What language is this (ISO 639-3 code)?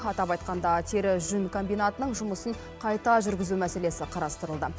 kaz